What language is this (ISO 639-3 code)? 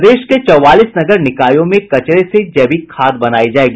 hin